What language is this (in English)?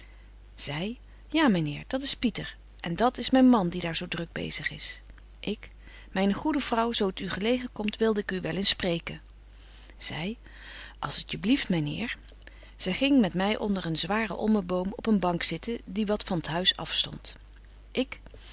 Dutch